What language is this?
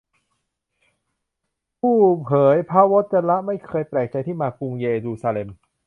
Thai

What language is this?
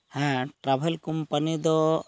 Santali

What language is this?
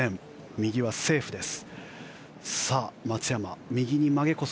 Japanese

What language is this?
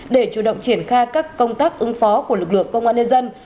Vietnamese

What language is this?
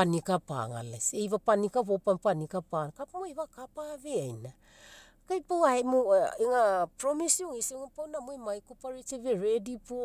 Mekeo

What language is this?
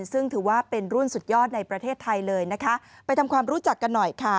Thai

